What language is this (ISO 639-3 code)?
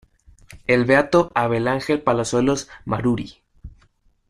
spa